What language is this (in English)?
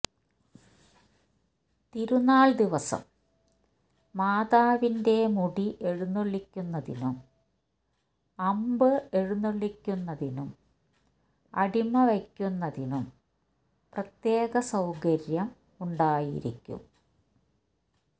Malayalam